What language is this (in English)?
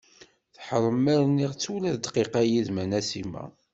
Kabyle